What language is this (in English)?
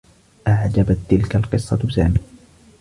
Arabic